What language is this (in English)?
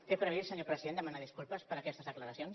Catalan